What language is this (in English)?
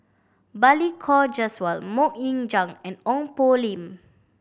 English